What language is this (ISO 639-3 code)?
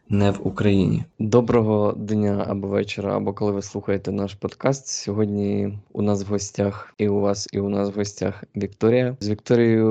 ukr